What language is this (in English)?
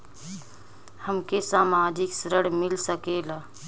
Bhojpuri